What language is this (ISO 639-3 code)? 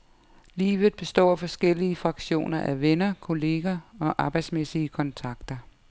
dan